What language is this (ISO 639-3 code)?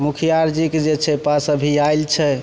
mai